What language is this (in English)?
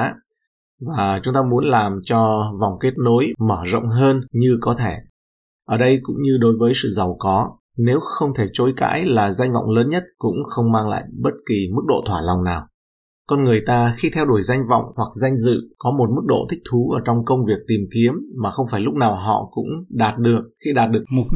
Vietnamese